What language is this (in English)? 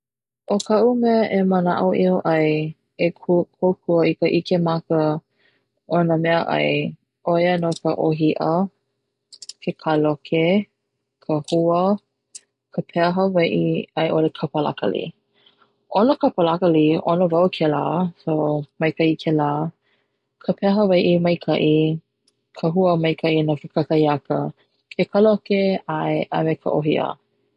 Hawaiian